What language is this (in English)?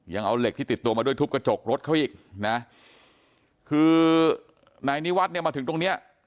Thai